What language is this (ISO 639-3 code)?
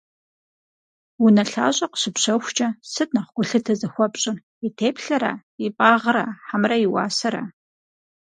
kbd